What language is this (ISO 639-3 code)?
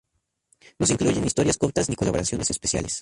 spa